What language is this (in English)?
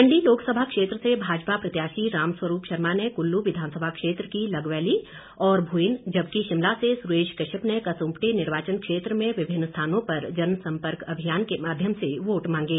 Hindi